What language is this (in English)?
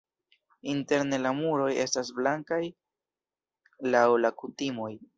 Esperanto